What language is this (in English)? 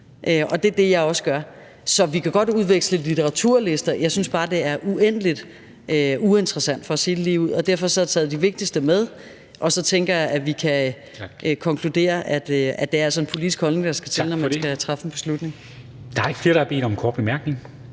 Danish